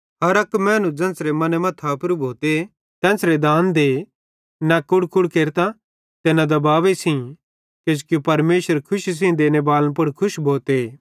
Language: Bhadrawahi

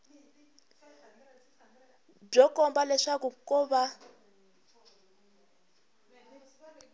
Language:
Tsonga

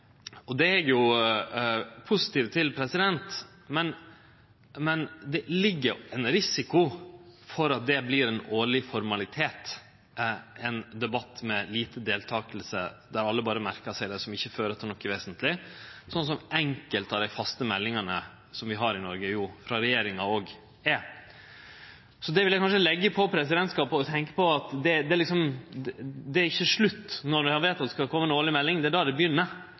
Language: Norwegian Nynorsk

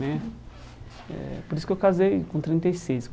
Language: Portuguese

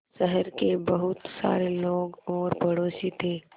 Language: Hindi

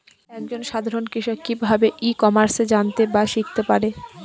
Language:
Bangla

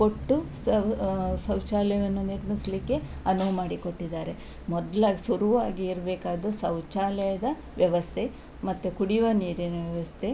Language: Kannada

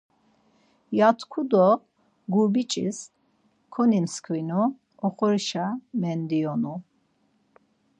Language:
Laz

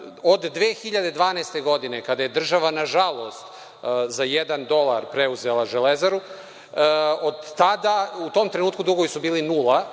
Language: Serbian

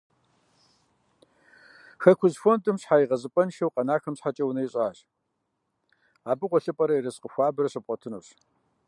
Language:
Kabardian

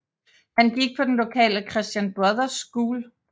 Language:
Danish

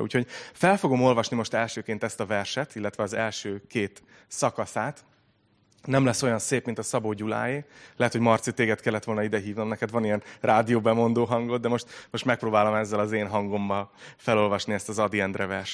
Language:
Hungarian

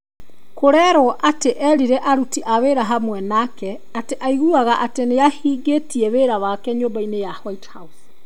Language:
Kikuyu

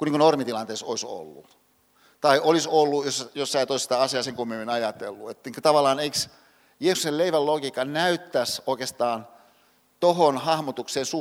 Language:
Finnish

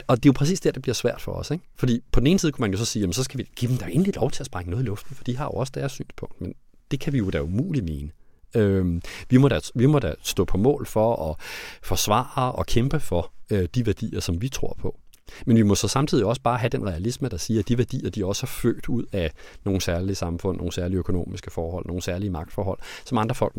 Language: Danish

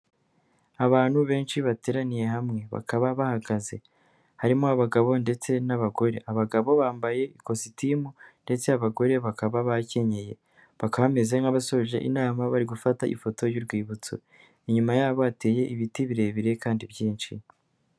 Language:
Kinyarwanda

